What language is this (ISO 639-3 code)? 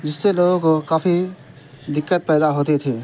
urd